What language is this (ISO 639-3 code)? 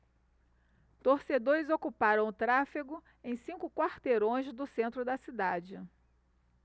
por